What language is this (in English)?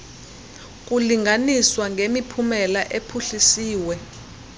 Xhosa